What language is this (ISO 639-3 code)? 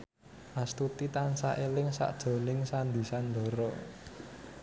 jav